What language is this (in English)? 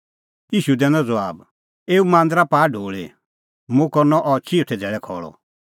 Kullu Pahari